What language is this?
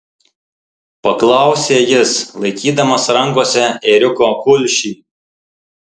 Lithuanian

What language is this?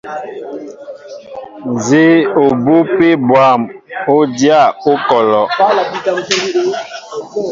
Mbo (Cameroon)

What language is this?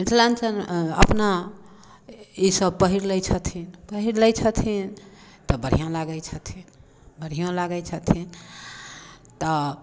Maithili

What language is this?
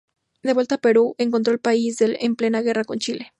Spanish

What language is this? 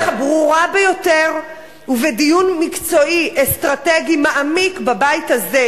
Hebrew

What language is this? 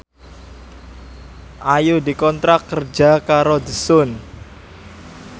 Javanese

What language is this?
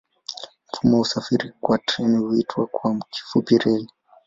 Swahili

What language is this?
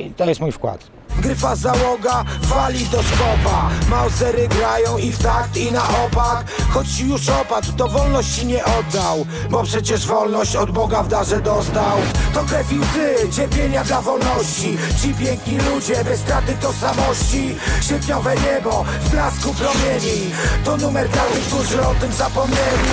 Polish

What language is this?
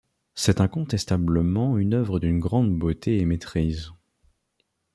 French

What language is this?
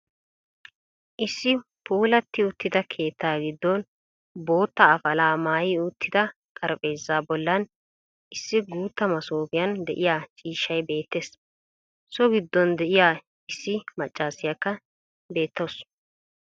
Wolaytta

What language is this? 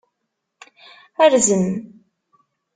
Kabyle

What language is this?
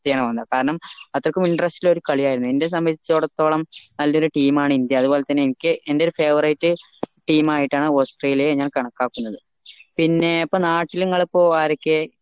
Malayalam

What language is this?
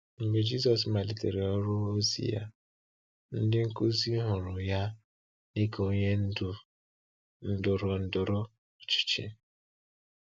Igbo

